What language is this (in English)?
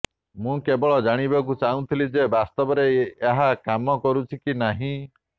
Odia